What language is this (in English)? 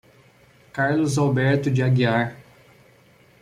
Portuguese